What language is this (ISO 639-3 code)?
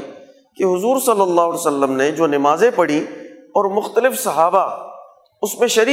urd